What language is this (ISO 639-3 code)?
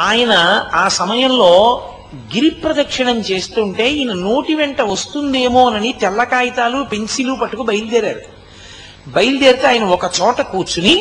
tel